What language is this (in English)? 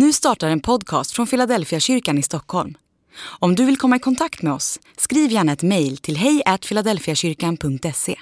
Swedish